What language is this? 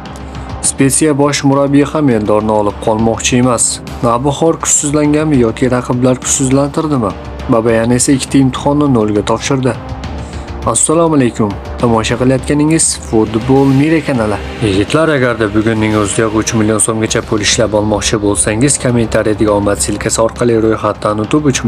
Turkish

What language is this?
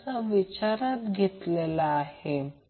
Marathi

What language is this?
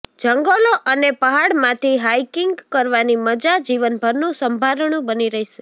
Gujarati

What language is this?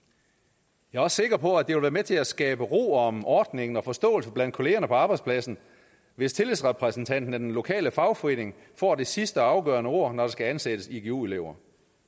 Danish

